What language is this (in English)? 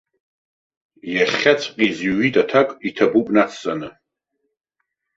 Abkhazian